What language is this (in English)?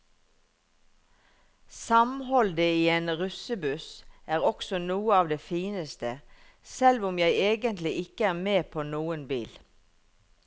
Norwegian